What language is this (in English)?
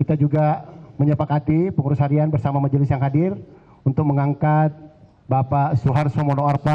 Indonesian